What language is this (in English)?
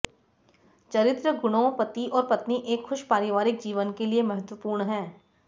Hindi